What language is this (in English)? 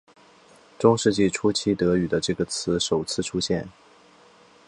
Chinese